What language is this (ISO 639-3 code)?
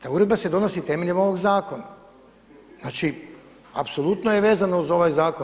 hrv